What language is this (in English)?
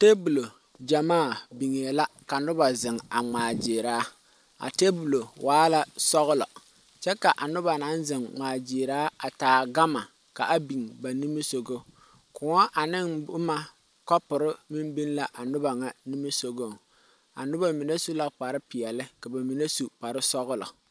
Southern Dagaare